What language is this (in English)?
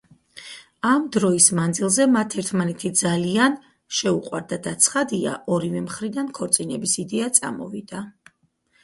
Georgian